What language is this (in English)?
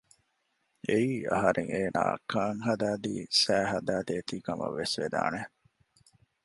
Divehi